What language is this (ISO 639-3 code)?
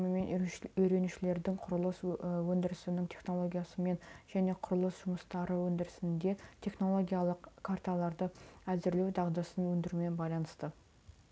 kaz